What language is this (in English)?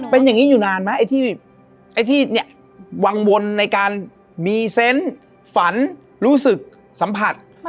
Thai